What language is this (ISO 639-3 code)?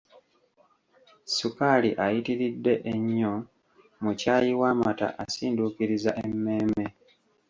lug